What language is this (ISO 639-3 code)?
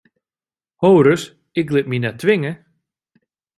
fry